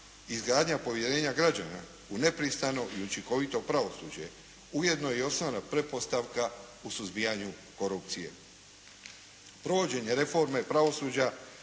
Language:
Croatian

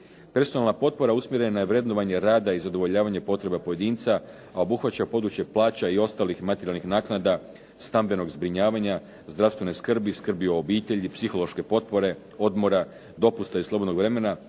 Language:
Croatian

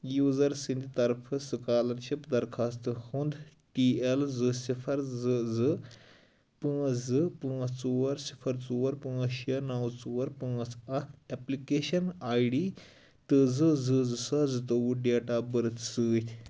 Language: Kashmiri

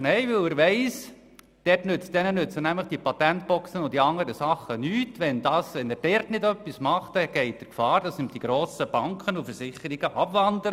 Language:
Swiss German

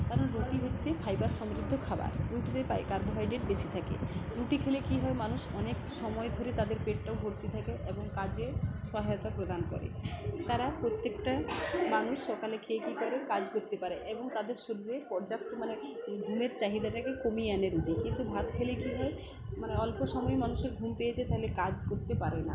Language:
Bangla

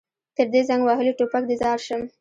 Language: Pashto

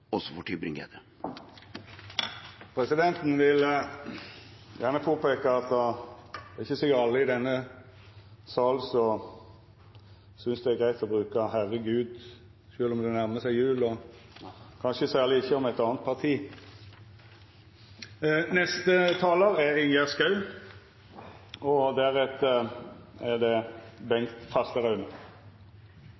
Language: Norwegian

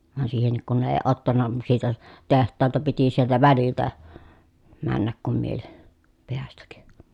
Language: Finnish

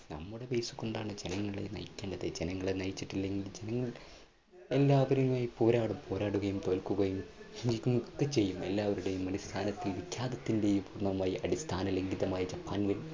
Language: Malayalam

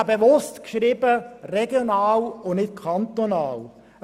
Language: Swiss German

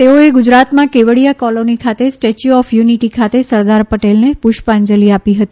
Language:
Gujarati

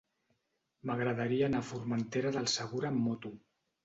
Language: Catalan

